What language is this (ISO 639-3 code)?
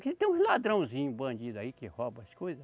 por